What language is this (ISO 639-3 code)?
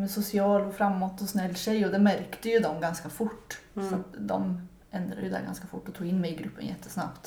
swe